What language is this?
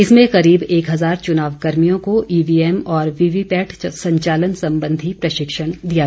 Hindi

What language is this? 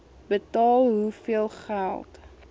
Afrikaans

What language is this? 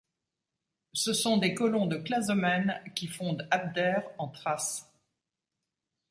French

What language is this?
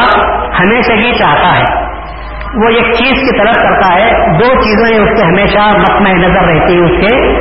Urdu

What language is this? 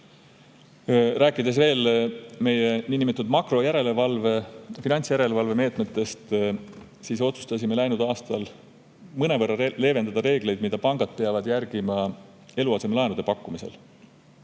Estonian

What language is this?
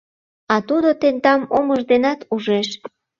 Mari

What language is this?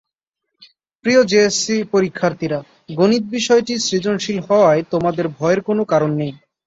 Bangla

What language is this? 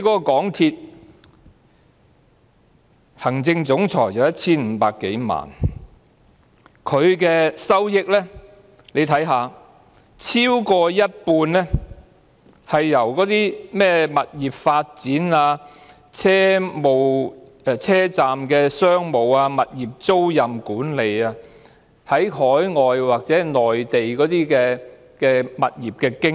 Cantonese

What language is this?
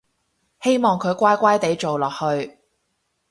Cantonese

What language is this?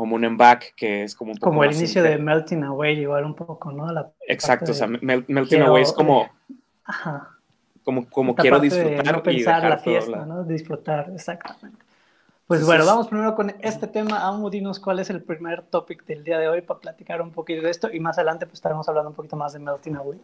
Spanish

